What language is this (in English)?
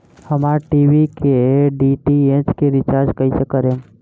Bhojpuri